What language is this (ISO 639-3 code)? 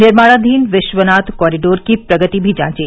hin